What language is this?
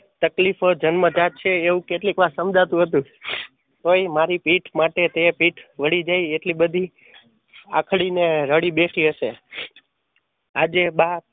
Gujarati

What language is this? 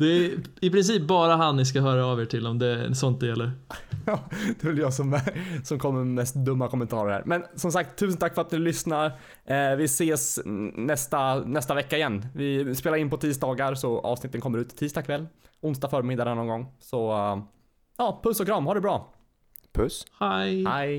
Swedish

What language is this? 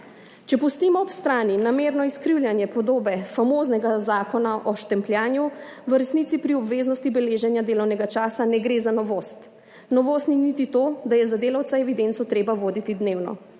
Slovenian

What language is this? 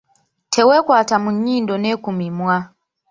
Ganda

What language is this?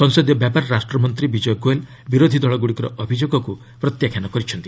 Odia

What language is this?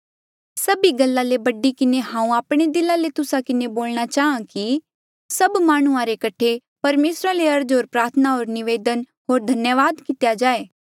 Mandeali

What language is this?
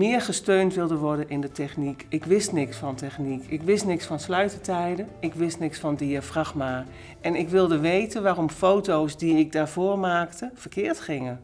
Dutch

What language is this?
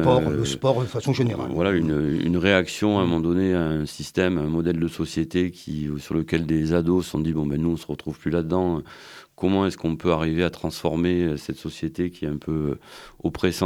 French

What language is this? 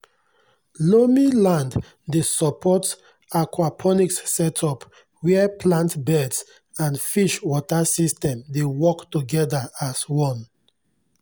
Nigerian Pidgin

